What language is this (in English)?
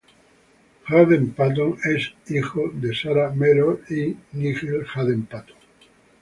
Spanish